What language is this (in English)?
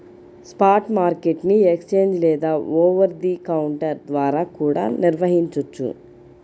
Telugu